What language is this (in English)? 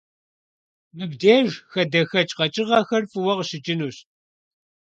Kabardian